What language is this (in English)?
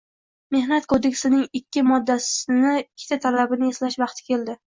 Uzbek